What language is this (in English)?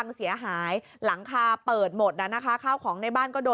Thai